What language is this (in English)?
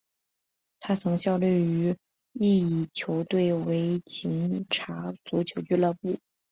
Chinese